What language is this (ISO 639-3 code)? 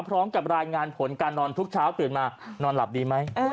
tha